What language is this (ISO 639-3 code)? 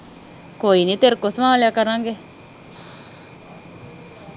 pan